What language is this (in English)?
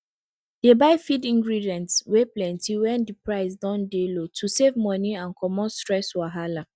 Nigerian Pidgin